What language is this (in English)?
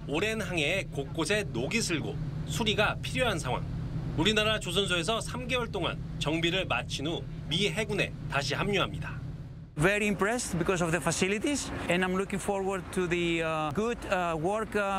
Korean